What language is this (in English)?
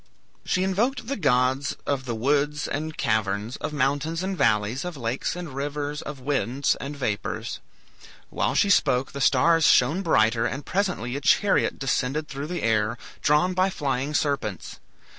English